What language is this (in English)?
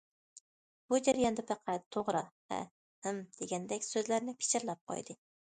Uyghur